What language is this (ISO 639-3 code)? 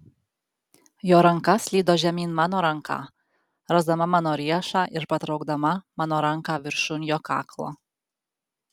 lit